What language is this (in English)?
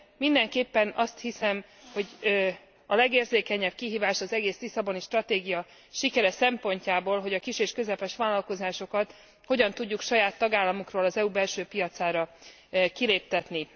Hungarian